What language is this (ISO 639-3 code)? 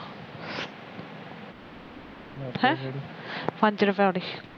pan